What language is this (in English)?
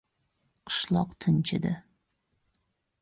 Uzbek